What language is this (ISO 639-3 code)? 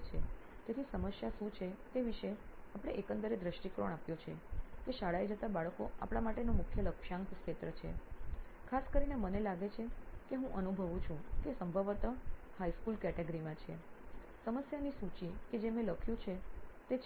guj